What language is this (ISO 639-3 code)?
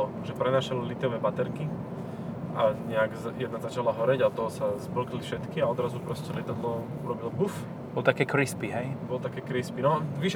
slk